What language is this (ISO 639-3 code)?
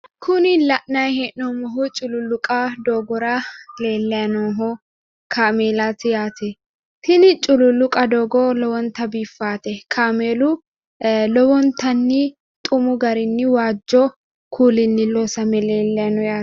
sid